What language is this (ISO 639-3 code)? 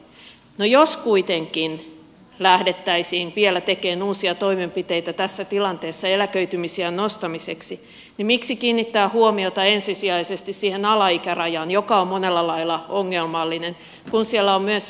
fin